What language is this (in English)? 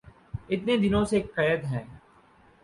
Urdu